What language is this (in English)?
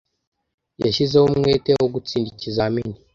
Kinyarwanda